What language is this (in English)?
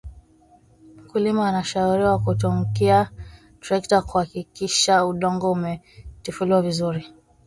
Swahili